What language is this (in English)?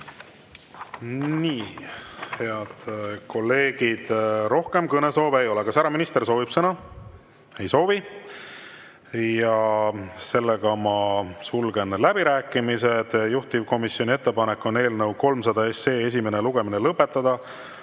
Estonian